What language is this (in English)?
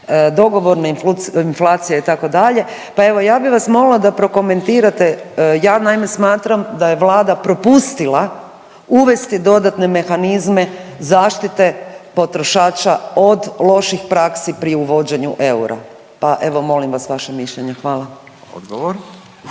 Croatian